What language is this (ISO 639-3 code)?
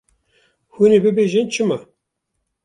kur